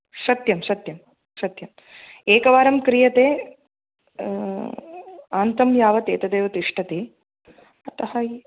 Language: Sanskrit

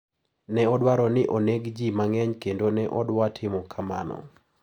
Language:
Luo (Kenya and Tanzania)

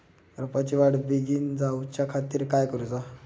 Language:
Marathi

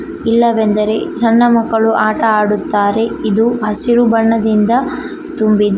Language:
Kannada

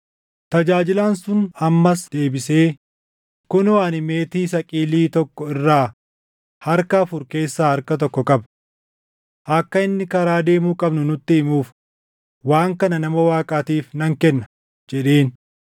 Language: Oromo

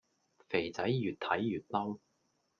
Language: Cantonese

